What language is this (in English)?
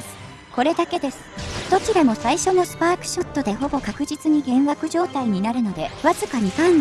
Japanese